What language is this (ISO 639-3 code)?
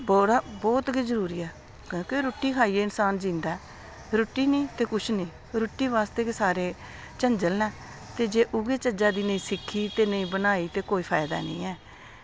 doi